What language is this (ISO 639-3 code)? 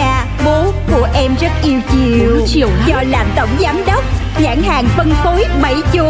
vie